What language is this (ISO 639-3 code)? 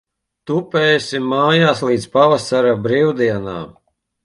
lav